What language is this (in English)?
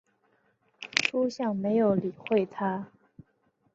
Chinese